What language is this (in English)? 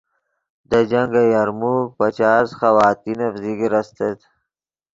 Yidgha